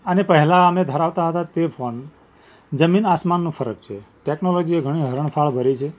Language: Gujarati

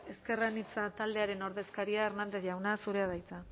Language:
Basque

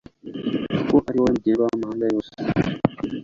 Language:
Kinyarwanda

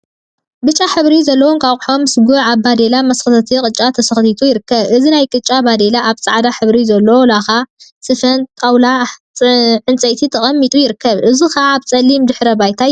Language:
Tigrinya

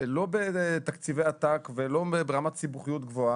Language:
Hebrew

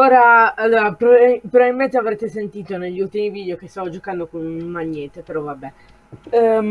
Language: Italian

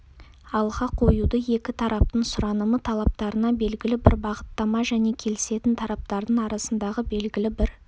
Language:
Kazakh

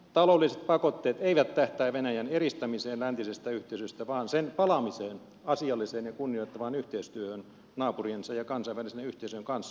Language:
Finnish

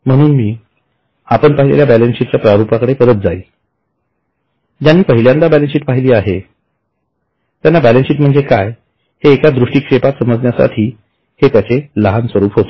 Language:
Marathi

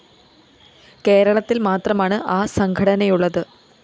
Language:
Malayalam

